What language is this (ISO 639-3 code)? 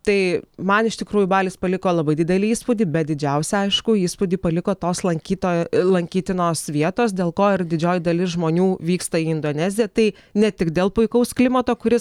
lit